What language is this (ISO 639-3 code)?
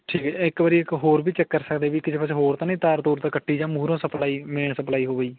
pan